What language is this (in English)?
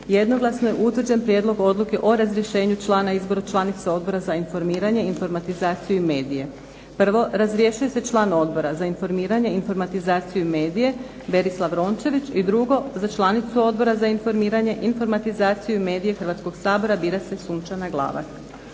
Croatian